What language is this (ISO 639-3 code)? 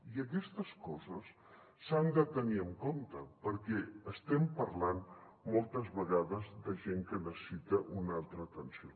cat